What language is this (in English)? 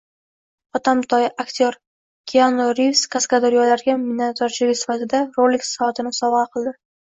Uzbek